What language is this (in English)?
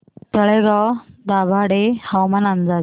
Marathi